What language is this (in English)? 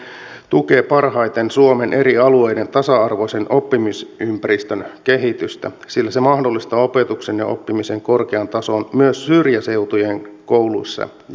Finnish